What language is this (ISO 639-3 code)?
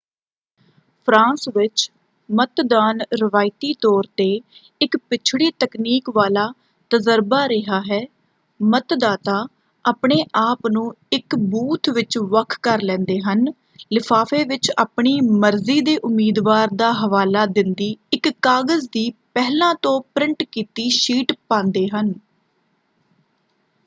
pan